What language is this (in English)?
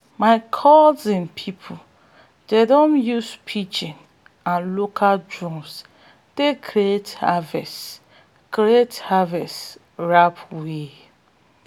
Nigerian Pidgin